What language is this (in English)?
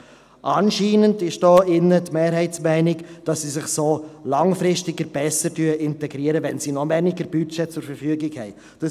Swiss German